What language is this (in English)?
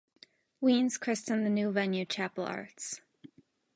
English